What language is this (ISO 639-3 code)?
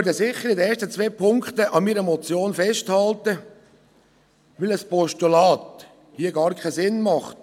gsw